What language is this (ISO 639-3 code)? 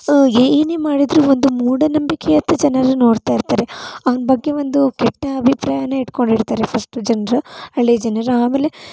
kan